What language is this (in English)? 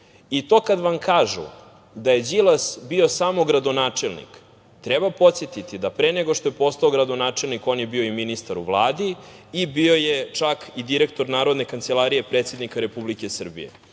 Serbian